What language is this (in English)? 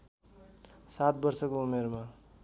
Nepali